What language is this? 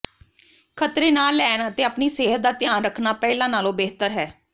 Punjabi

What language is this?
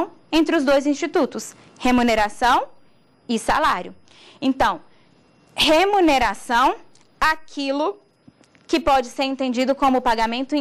Portuguese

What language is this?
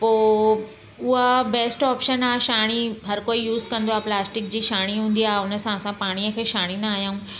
Sindhi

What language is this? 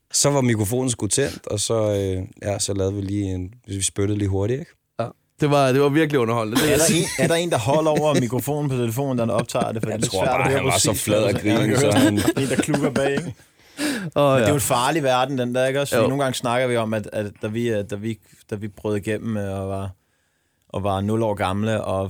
Danish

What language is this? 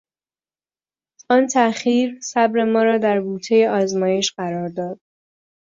Persian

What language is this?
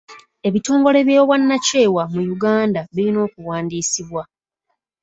Ganda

